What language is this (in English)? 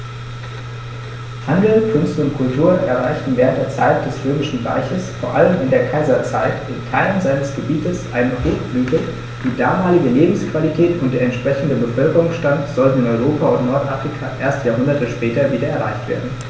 German